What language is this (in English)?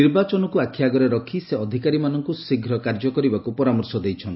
Odia